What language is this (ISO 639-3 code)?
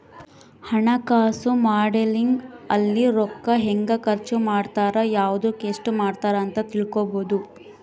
kan